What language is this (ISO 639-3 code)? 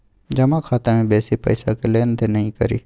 mai